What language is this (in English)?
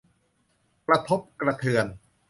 Thai